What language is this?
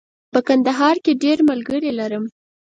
Pashto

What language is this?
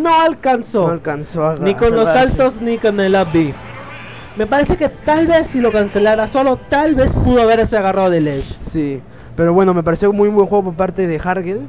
Spanish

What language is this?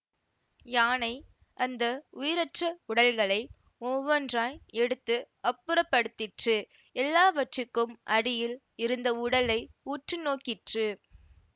Tamil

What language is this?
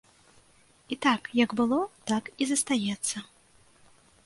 Belarusian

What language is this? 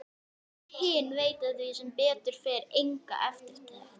Icelandic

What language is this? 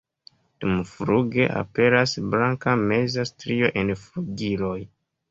Esperanto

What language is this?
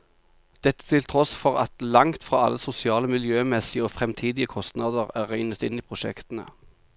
Norwegian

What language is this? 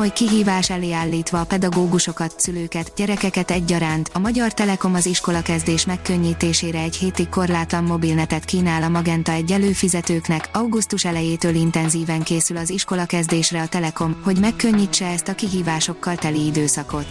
Hungarian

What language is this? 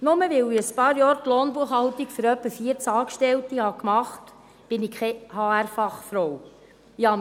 Swiss German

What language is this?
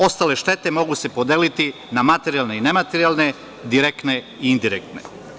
Serbian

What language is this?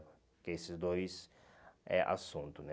Portuguese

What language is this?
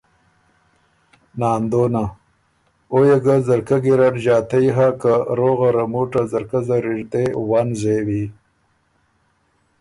Ormuri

